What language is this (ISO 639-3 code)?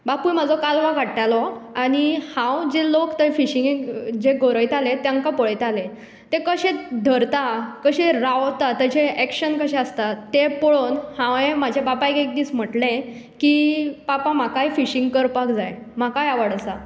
kok